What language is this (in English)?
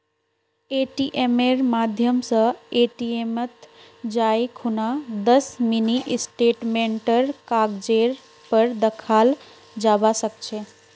Magahi